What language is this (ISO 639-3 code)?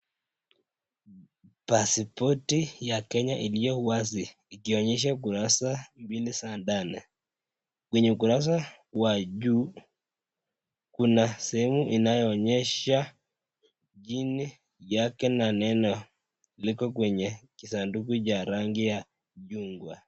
swa